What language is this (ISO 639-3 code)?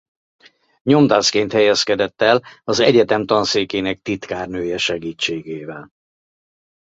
hun